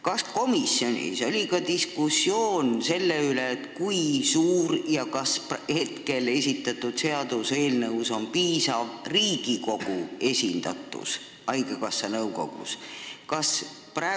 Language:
Estonian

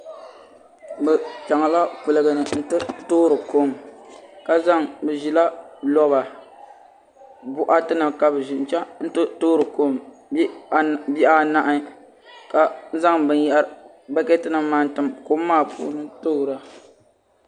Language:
Dagbani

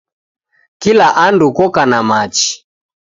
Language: Taita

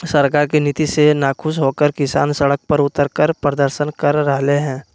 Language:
Magahi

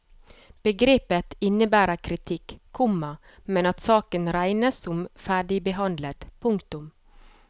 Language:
Norwegian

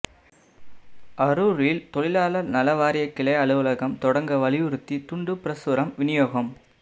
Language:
Tamil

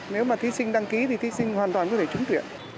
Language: Vietnamese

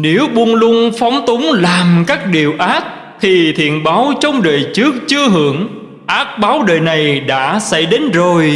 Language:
Vietnamese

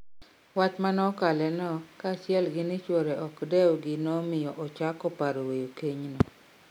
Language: Luo (Kenya and Tanzania)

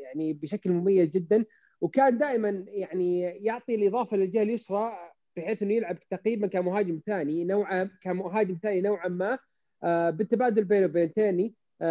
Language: Arabic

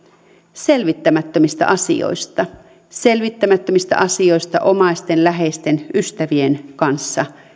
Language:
Finnish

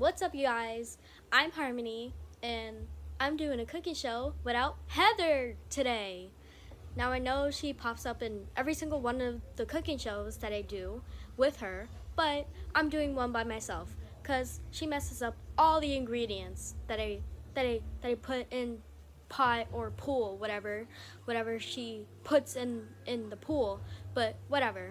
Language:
English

